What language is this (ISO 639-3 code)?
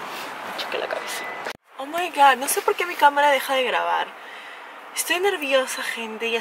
spa